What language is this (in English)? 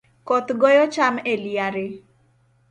Luo (Kenya and Tanzania)